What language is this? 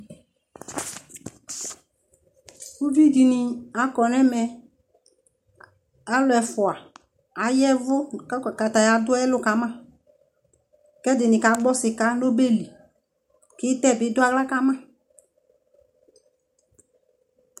Ikposo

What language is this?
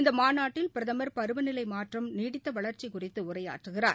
Tamil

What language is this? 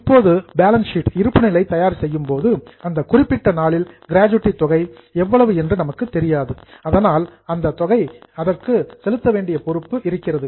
Tamil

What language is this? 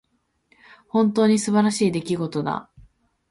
Japanese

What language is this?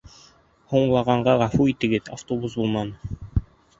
Bashkir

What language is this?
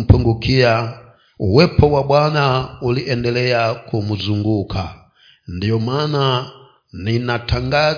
Swahili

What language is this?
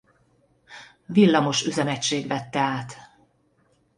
Hungarian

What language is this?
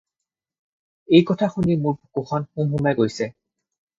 Assamese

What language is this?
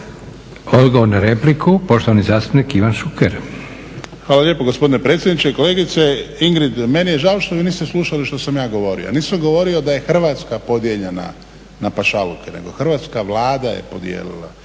Croatian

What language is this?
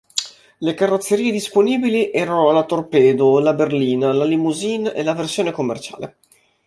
Italian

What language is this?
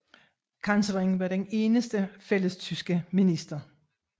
Danish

